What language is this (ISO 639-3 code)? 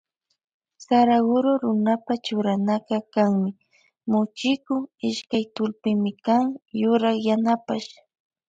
qvj